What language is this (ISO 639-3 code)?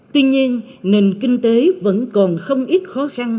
vie